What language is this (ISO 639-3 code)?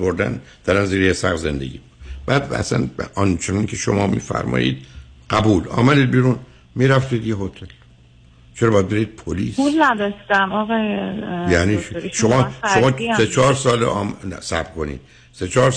fas